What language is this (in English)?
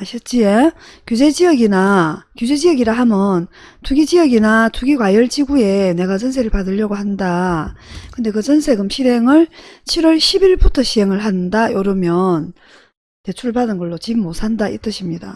Korean